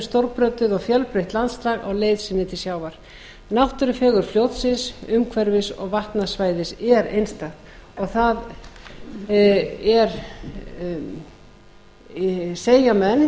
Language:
Icelandic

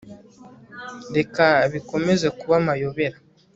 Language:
Kinyarwanda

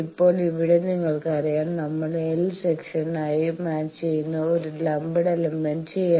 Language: Malayalam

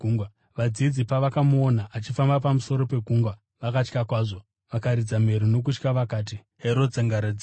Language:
Shona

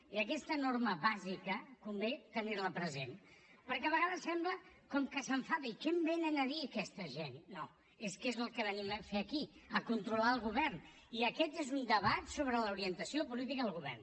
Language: Catalan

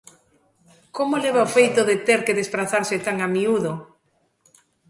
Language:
Galician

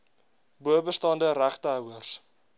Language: Afrikaans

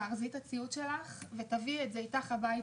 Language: Hebrew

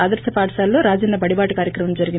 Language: Telugu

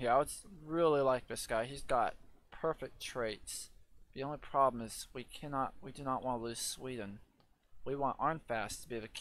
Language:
English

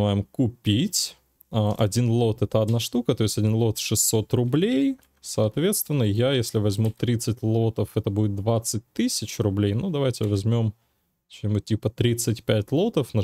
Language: Russian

